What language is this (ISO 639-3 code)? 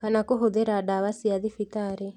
kik